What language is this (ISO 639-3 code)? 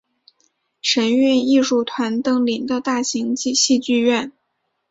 zho